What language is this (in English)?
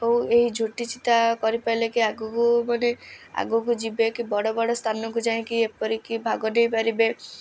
Odia